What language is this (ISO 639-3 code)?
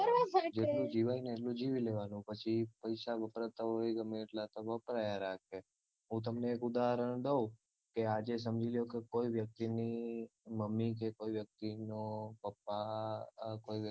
guj